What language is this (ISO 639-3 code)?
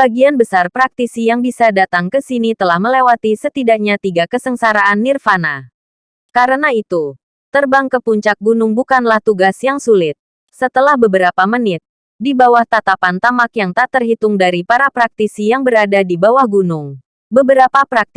ind